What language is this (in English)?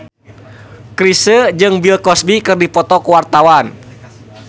Sundanese